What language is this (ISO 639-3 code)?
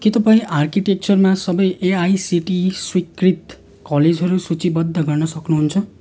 nep